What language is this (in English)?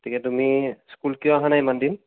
Assamese